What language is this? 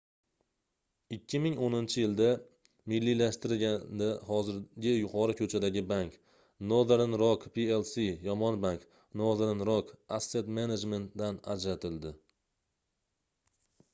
Uzbek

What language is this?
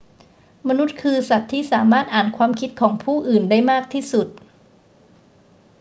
Thai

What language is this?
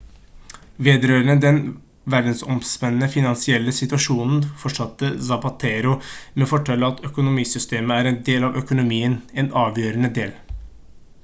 Norwegian Bokmål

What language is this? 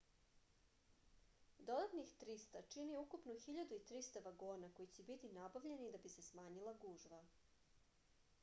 Serbian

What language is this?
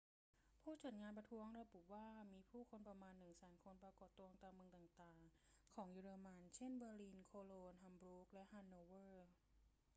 Thai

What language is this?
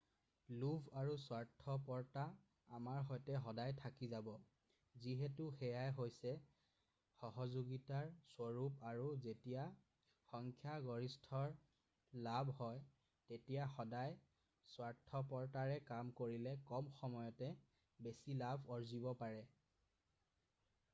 Assamese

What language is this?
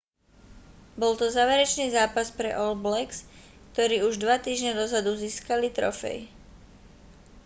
Slovak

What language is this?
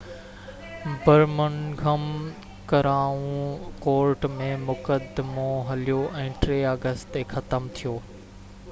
Sindhi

